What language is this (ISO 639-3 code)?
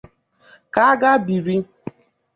ibo